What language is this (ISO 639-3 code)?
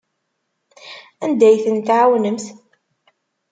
kab